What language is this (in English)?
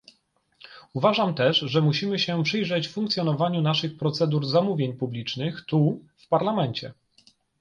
Polish